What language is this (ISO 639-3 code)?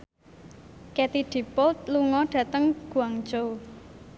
jav